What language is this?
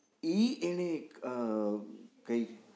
Gujarati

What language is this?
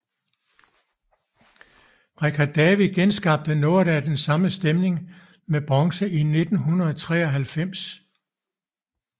Danish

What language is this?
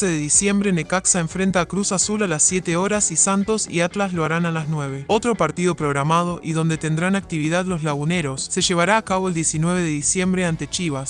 Spanish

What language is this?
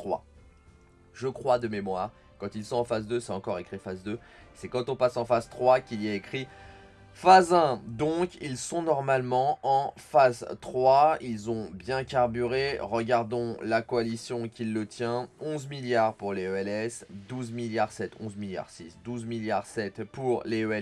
French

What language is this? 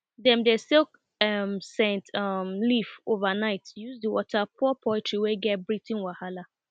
Nigerian Pidgin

